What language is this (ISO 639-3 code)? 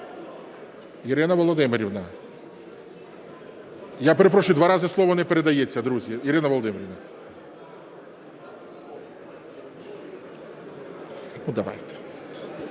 ukr